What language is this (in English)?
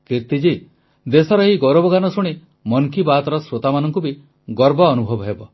Odia